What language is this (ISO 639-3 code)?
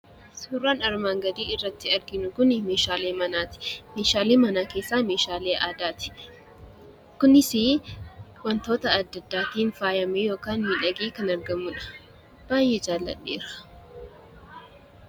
orm